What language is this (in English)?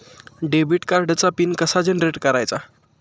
Marathi